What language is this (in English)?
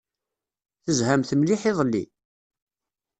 Kabyle